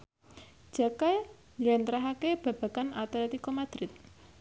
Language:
Javanese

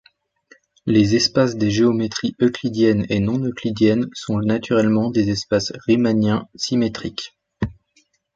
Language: French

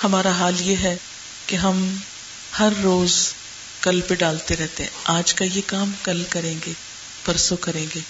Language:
Urdu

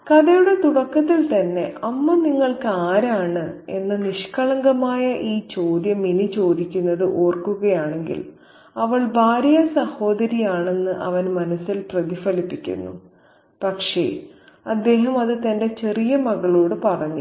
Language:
Malayalam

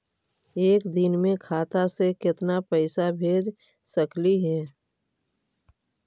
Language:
Magahi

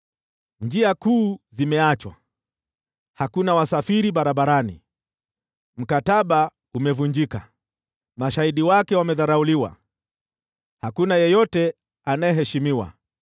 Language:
Swahili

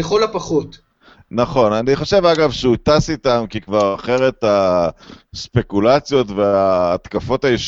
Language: Hebrew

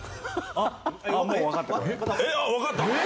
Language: Japanese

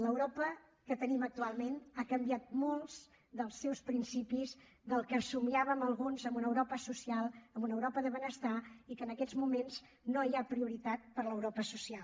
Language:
Catalan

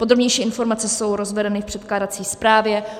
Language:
Czech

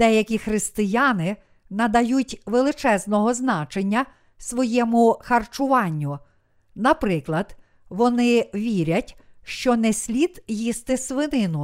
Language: Ukrainian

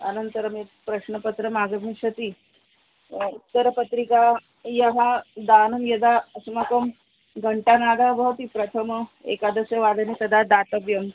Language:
Sanskrit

